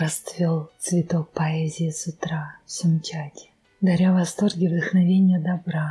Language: Russian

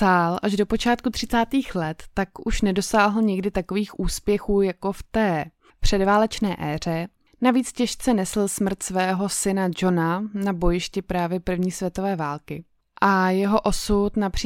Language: Czech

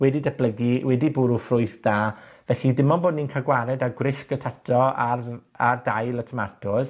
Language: Welsh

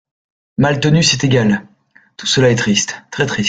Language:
French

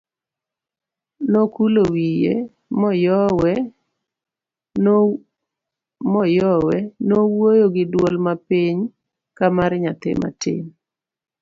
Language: Luo (Kenya and Tanzania)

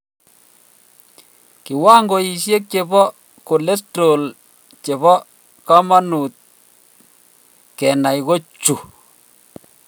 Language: Kalenjin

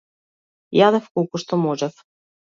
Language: Macedonian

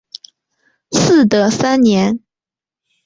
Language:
Chinese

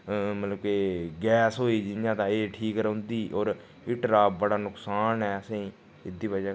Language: Dogri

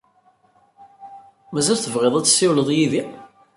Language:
Kabyle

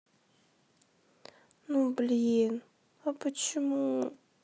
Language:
Russian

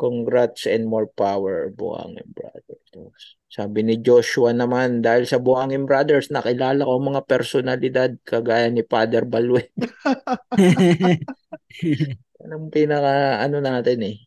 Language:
Filipino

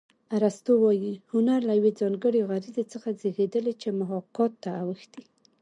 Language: Pashto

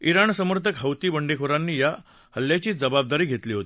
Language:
Marathi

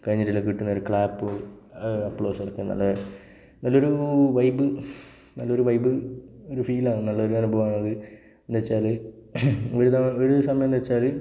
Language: Malayalam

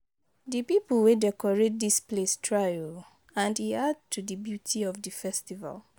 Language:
Nigerian Pidgin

